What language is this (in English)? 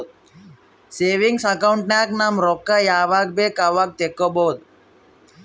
Kannada